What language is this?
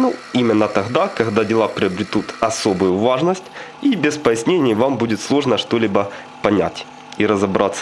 Russian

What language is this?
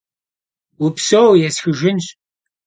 Kabardian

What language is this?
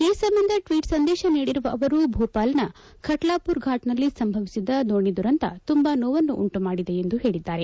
Kannada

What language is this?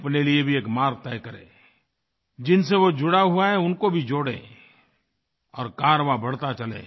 Hindi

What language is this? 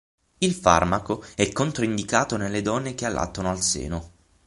Italian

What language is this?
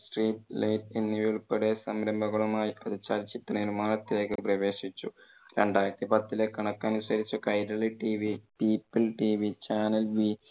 Malayalam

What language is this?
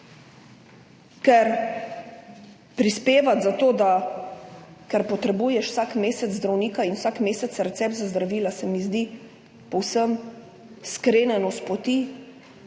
Slovenian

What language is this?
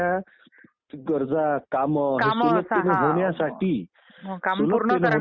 Marathi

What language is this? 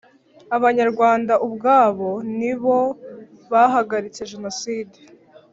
Kinyarwanda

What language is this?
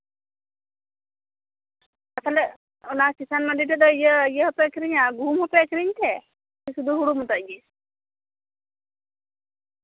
Santali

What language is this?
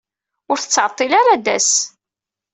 Kabyle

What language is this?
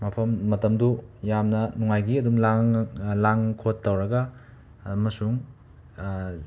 Manipuri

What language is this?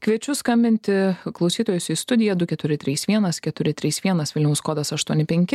Lithuanian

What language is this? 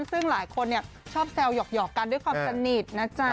Thai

